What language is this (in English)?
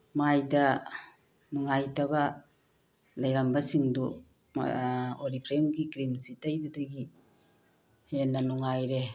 Manipuri